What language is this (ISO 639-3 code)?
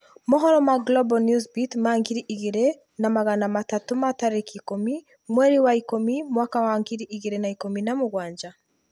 kik